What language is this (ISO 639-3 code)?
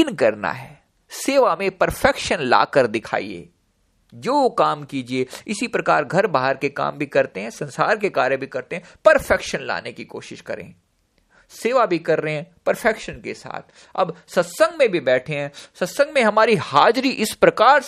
hin